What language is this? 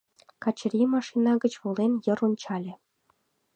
Mari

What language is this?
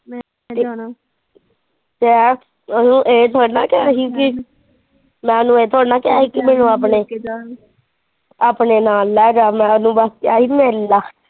Punjabi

